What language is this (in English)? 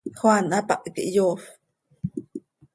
Seri